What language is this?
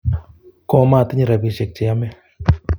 Kalenjin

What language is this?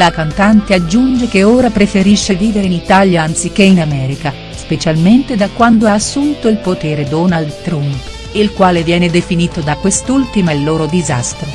Italian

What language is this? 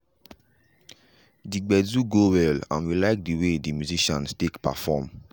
Nigerian Pidgin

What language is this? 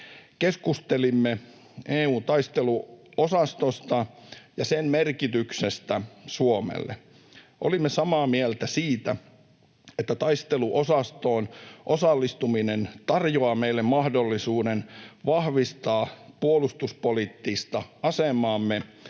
Finnish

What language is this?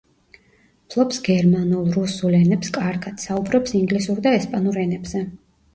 Georgian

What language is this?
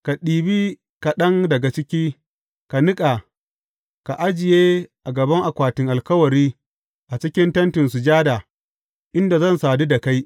Hausa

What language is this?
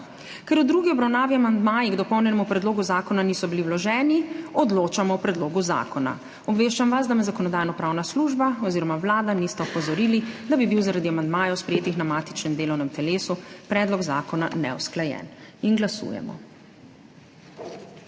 Slovenian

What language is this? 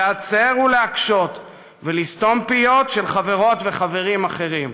Hebrew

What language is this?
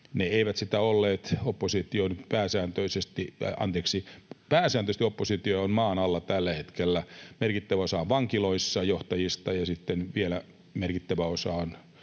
Finnish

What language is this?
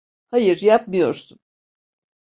Turkish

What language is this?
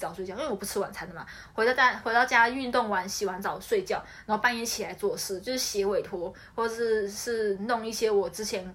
Chinese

